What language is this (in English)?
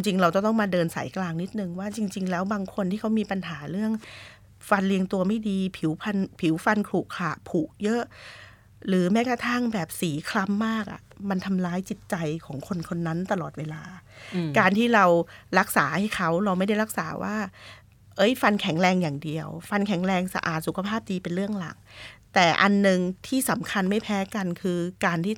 Thai